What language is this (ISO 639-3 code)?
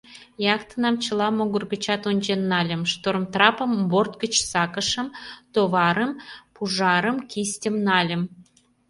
chm